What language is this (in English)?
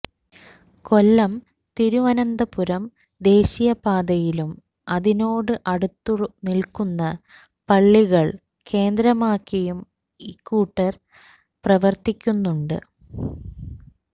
Malayalam